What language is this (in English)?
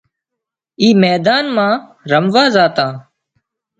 Wadiyara Koli